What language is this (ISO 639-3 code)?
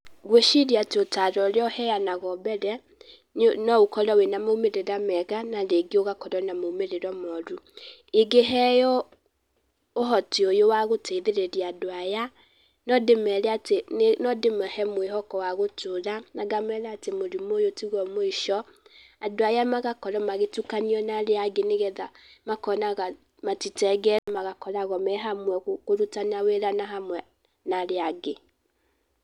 kik